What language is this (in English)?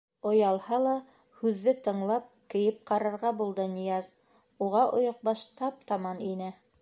Bashkir